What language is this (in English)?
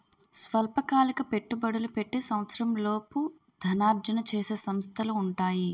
Telugu